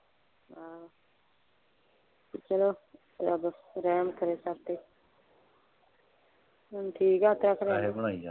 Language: Punjabi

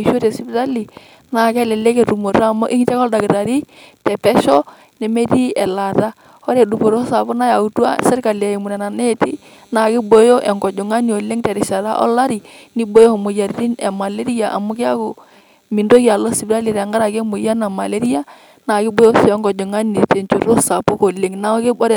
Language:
Masai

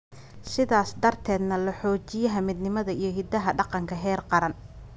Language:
Somali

